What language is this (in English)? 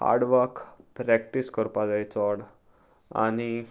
Konkani